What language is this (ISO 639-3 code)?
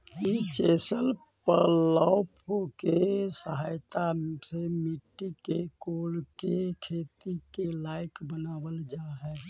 mag